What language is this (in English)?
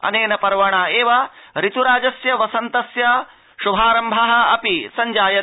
Sanskrit